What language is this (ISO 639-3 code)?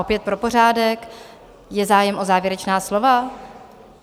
ces